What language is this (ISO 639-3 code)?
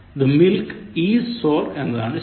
mal